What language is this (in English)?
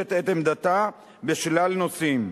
Hebrew